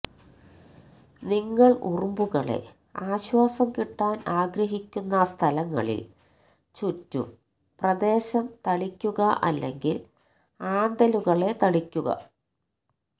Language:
Malayalam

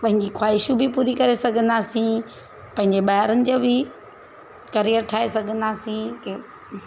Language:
Sindhi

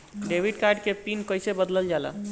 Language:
Bhojpuri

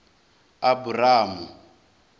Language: Venda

